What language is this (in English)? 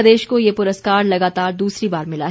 Hindi